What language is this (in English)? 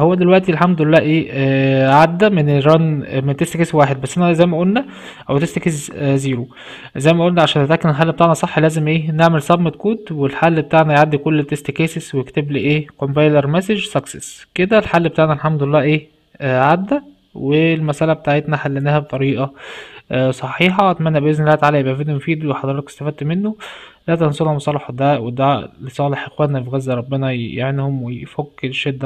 Arabic